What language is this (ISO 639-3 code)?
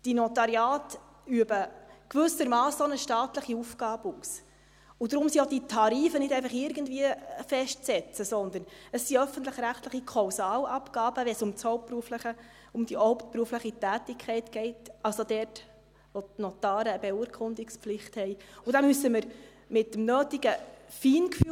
gsw